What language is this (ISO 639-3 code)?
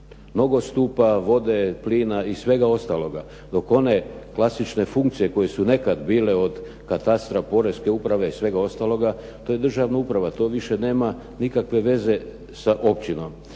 hrv